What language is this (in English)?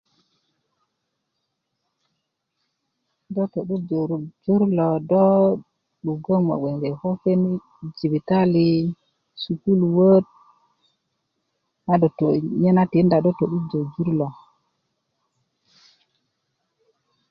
Kuku